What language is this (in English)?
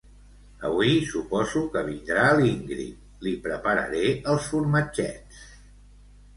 Catalan